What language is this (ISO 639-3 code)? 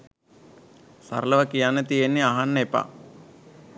sin